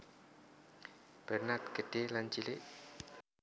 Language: Javanese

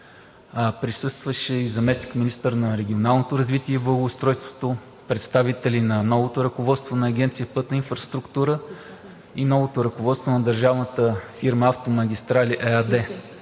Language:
Bulgarian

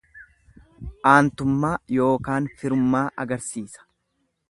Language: Oromo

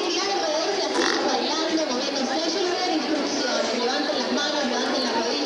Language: Spanish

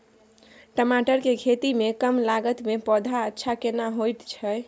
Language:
Maithili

